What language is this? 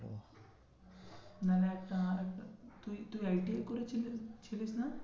Bangla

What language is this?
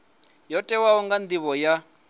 Venda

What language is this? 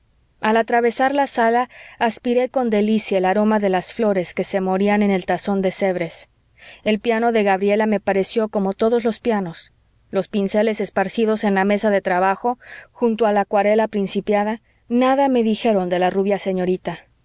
Spanish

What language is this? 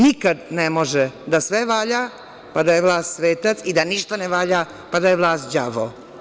Serbian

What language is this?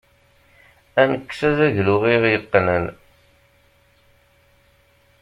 Kabyle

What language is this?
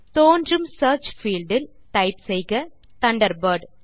Tamil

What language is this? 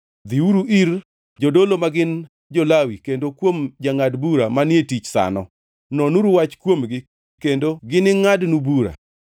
Luo (Kenya and Tanzania)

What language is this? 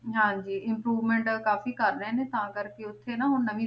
Punjabi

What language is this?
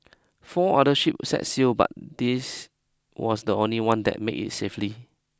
English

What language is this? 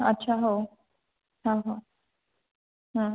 Odia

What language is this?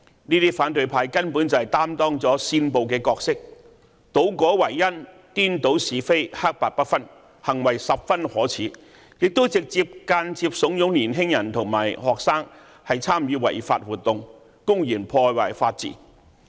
Cantonese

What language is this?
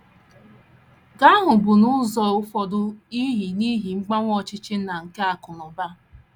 Igbo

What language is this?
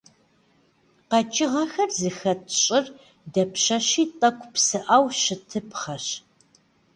Kabardian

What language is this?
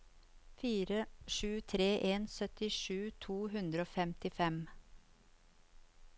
Norwegian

